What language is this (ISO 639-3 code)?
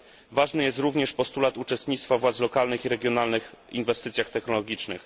pol